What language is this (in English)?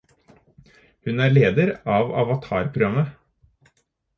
Norwegian Bokmål